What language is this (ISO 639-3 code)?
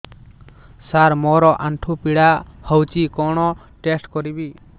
ori